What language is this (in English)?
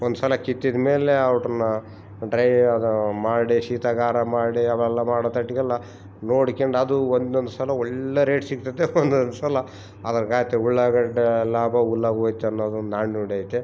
Kannada